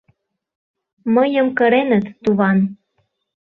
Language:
Mari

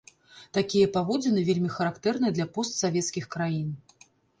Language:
Belarusian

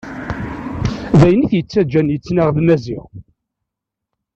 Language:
Kabyle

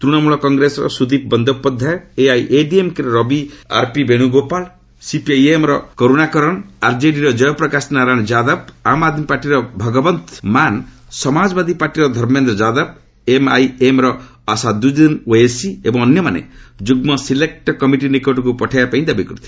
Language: Odia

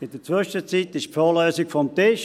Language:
Swiss German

